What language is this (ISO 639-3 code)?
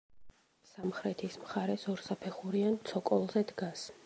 kat